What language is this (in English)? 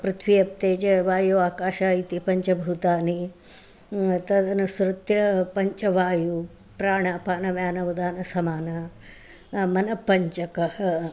Sanskrit